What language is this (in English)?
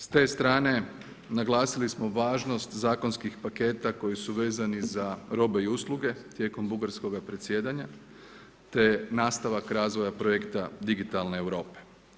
Croatian